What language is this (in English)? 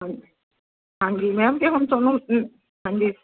Punjabi